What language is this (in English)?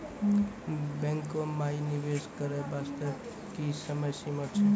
Maithili